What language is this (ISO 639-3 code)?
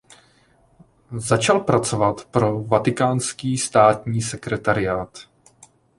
ces